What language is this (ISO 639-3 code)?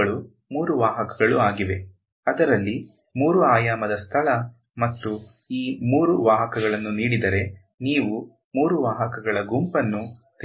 kan